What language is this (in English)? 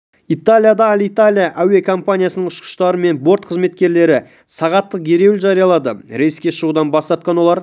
Kazakh